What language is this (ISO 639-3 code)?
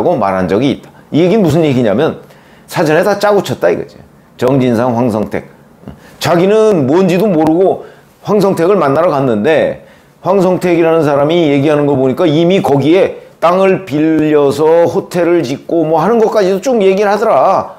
kor